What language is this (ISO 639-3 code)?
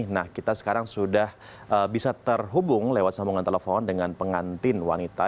ind